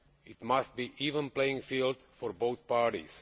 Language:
English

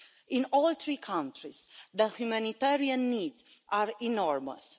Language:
English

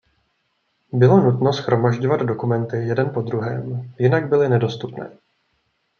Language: Czech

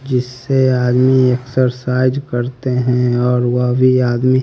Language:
Hindi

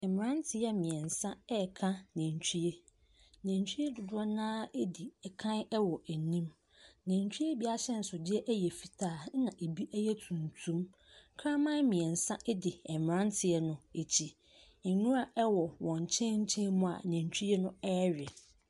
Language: Akan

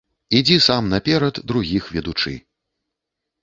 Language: Belarusian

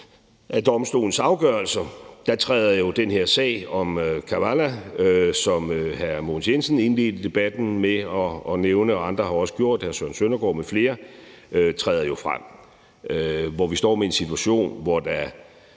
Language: Danish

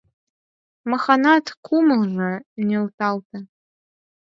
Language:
Mari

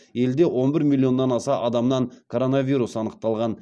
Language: Kazakh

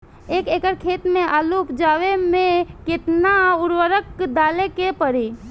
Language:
Bhojpuri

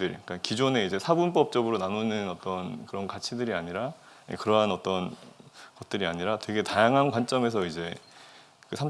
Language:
Korean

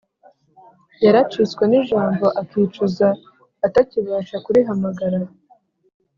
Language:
Kinyarwanda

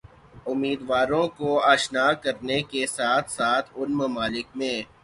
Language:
Urdu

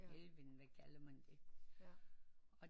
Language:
Danish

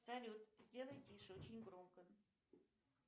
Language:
Russian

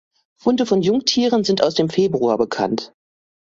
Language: German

